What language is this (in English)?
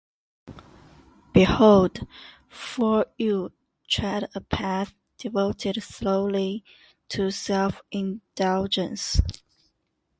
English